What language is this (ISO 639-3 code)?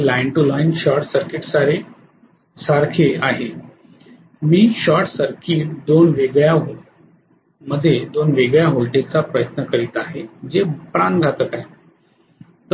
mar